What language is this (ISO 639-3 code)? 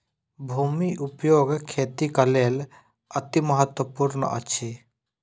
mai